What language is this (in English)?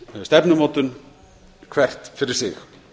Icelandic